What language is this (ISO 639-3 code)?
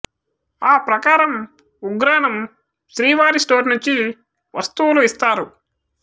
tel